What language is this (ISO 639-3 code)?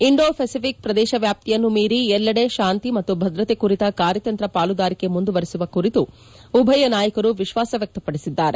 kan